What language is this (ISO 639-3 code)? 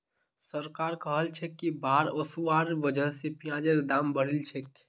mag